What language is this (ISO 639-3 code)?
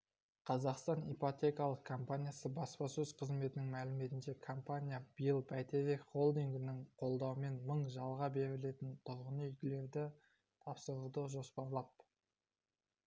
kaz